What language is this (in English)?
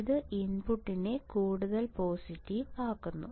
Malayalam